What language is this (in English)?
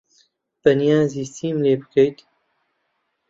Central Kurdish